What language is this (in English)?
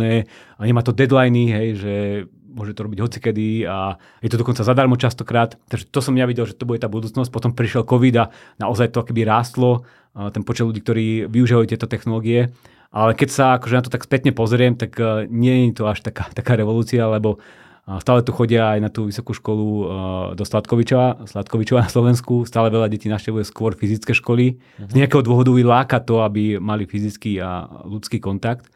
Slovak